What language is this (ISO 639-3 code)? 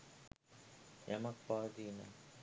sin